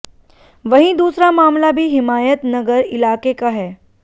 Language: Hindi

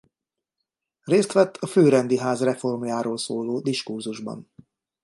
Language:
Hungarian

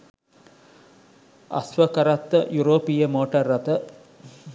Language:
Sinhala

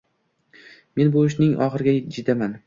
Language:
Uzbek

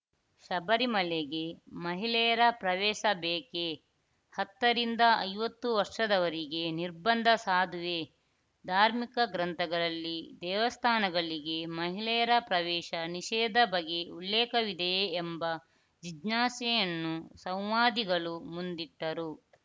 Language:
Kannada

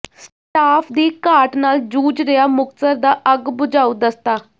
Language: Punjabi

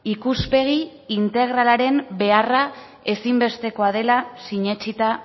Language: Basque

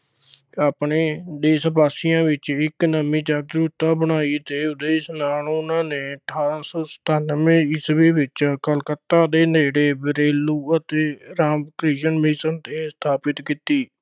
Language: Punjabi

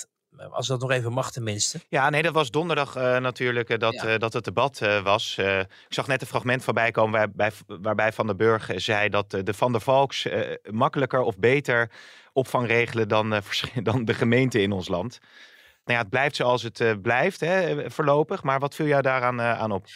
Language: Dutch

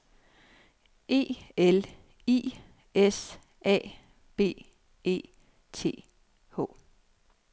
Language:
Danish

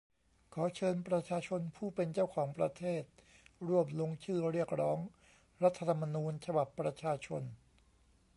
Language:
Thai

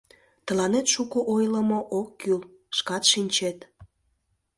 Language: Mari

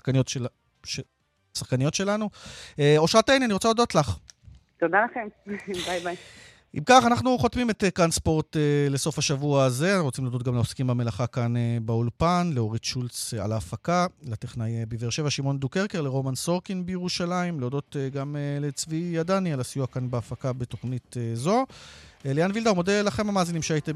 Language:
Hebrew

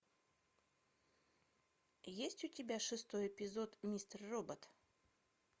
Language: Russian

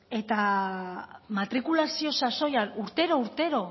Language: Basque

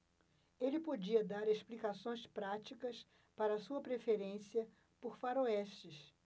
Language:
Portuguese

